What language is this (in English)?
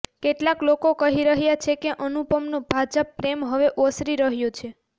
Gujarati